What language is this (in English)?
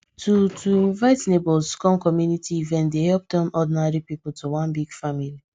Nigerian Pidgin